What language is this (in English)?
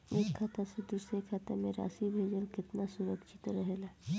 Bhojpuri